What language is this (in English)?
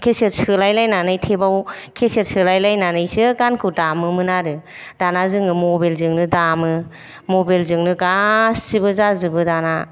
Bodo